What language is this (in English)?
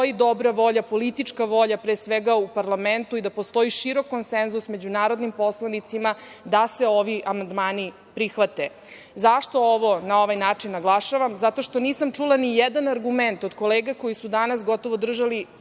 Serbian